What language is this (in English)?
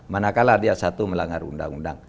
Indonesian